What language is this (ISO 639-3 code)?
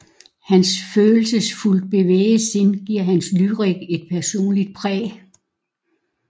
dan